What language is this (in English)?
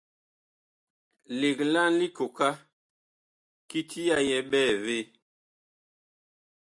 Bakoko